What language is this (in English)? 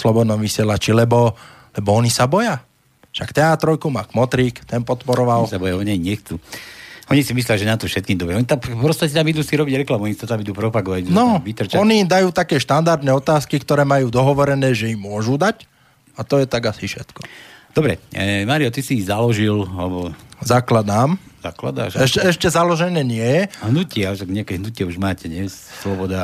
Slovak